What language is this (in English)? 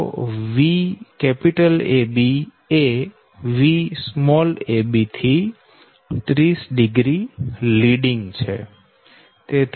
Gujarati